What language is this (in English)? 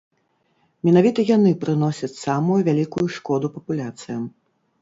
Belarusian